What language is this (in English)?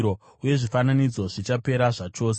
Shona